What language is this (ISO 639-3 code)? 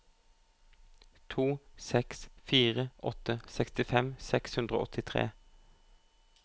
nor